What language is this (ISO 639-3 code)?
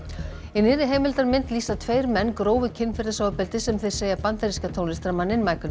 isl